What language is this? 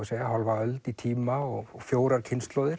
Icelandic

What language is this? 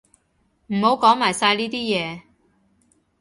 Cantonese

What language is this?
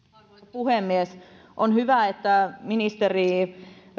Finnish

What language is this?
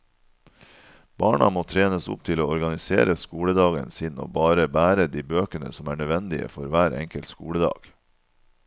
Norwegian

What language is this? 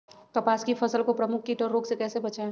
Magahi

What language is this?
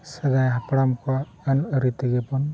Santali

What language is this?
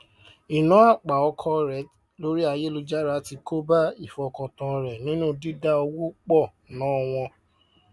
Yoruba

